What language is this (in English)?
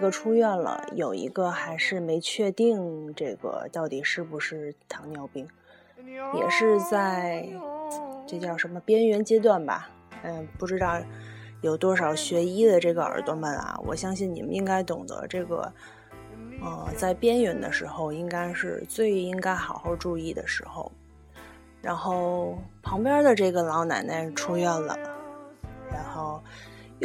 Chinese